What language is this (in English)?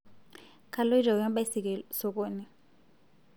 Masai